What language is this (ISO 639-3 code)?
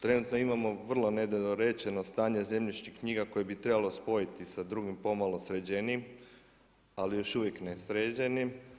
hrv